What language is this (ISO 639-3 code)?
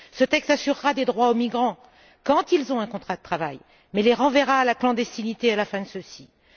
fra